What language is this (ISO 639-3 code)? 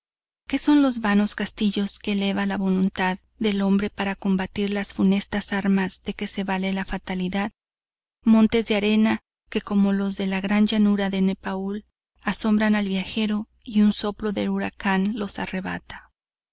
spa